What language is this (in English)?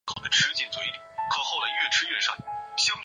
Chinese